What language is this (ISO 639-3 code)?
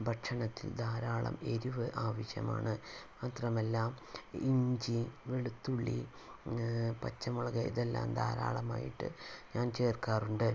mal